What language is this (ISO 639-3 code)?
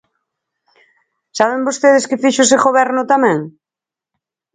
glg